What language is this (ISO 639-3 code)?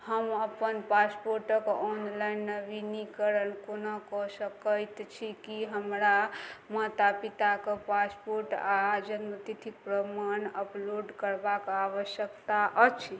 mai